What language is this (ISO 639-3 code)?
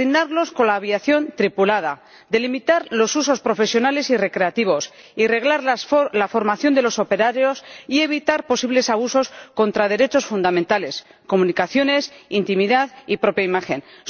spa